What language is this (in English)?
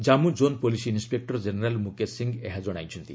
Odia